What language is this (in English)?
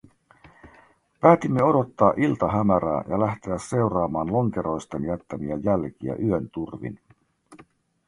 Finnish